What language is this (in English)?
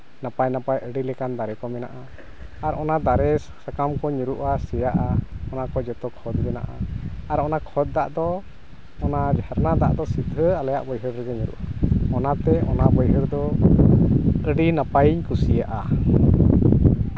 Santali